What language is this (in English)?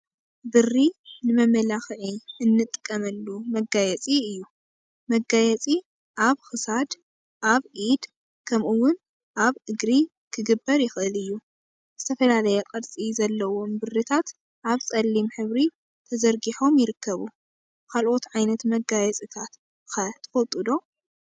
Tigrinya